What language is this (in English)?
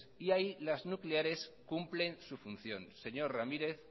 Spanish